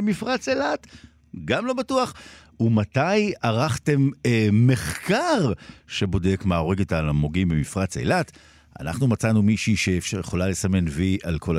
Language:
Hebrew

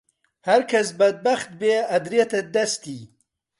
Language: Central Kurdish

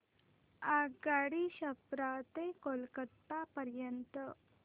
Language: Marathi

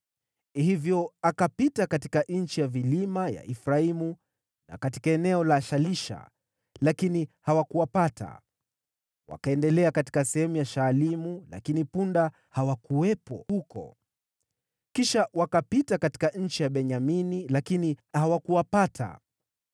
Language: Swahili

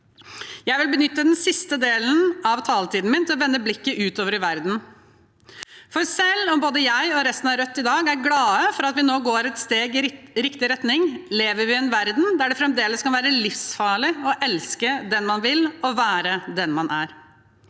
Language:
Norwegian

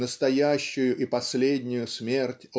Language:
Russian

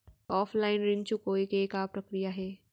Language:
Chhattisgarhi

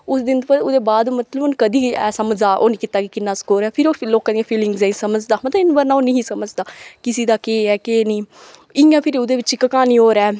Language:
Dogri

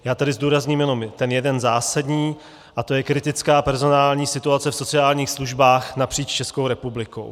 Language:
Czech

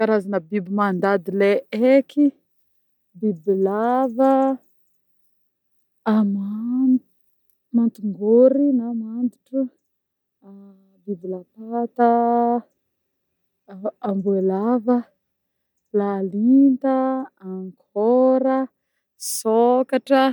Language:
Northern Betsimisaraka Malagasy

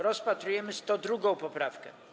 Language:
Polish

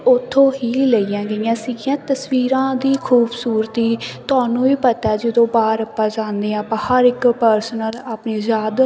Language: Punjabi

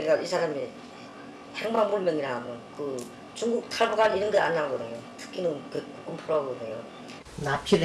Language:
Korean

